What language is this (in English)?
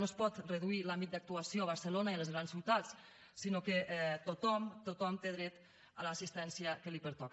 Catalan